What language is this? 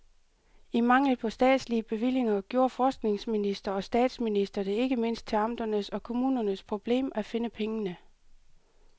Danish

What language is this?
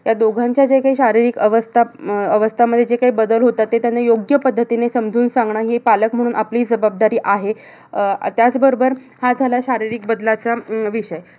Marathi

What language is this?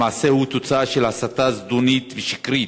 Hebrew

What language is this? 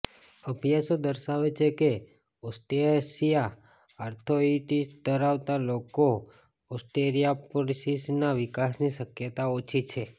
Gujarati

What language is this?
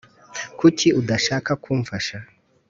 Kinyarwanda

